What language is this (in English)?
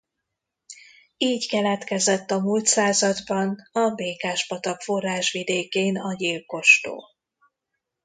Hungarian